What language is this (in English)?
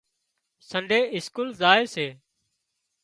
Wadiyara Koli